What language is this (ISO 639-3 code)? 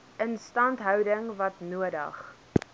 afr